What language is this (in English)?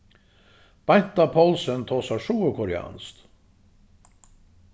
Faroese